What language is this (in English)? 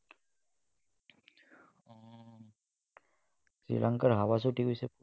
Assamese